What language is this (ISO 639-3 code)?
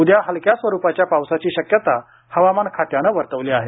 mar